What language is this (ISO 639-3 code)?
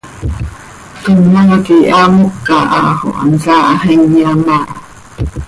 sei